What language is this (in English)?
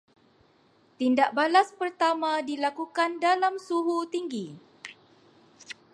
Malay